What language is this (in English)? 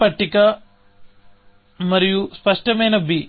Telugu